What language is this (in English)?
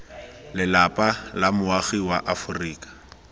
Tswana